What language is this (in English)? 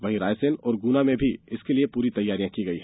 Hindi